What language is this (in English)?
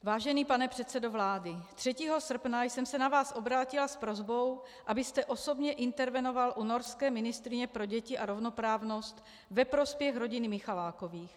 Czech